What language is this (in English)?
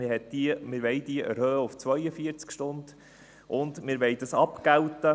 Swiss German